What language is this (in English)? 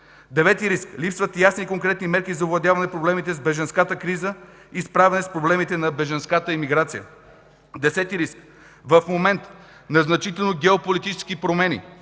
Bulgarian